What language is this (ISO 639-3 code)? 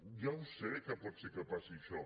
cat